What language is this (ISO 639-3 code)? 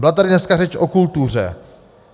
ces